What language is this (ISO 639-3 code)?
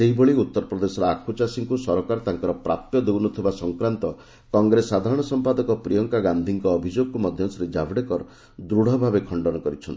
ori